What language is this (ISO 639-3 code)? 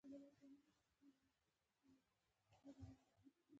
pus